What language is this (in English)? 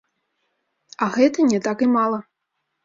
Belarusian